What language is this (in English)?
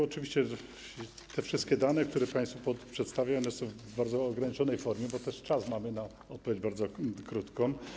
Polish